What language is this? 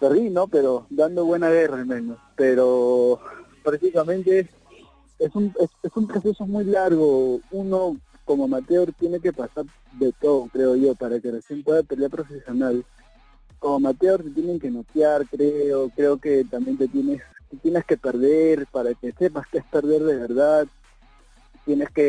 Spanish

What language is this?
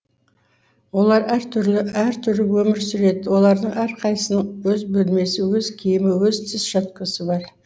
Kazakh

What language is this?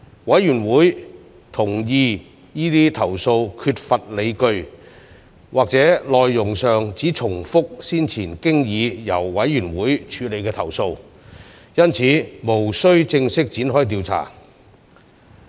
Cantonese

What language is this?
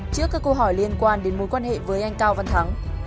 Vietnamese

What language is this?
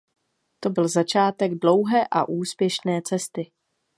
Czech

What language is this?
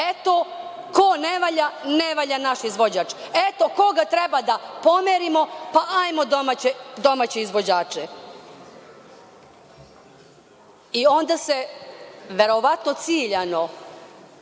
Serbian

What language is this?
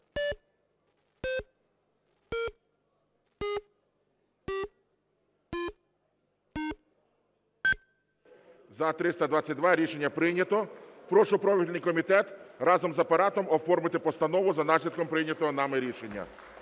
Ukrainian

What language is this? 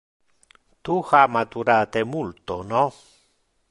Interlingua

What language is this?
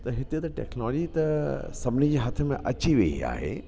Sindhi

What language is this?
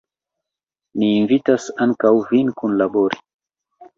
Esperanto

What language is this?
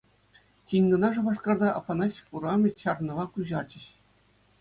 Chuvash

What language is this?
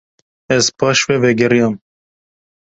Kurdish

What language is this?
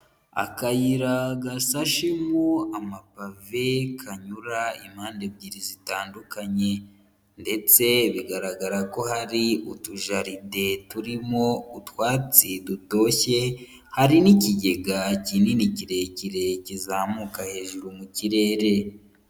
Kinyarwanda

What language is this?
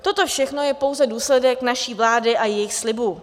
Czech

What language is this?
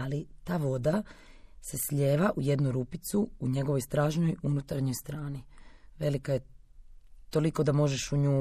Croatian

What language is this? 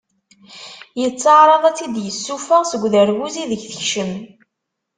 Kabyle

